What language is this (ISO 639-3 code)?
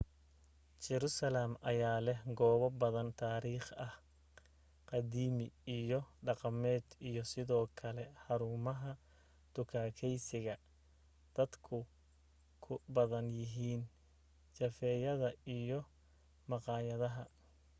som